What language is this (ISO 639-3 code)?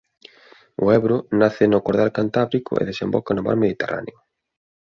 glg